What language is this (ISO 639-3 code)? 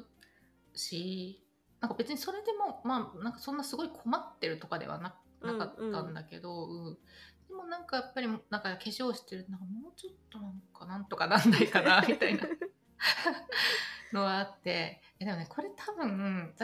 jpn